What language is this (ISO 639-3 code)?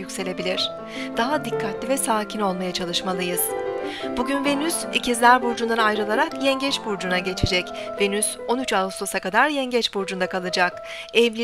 tur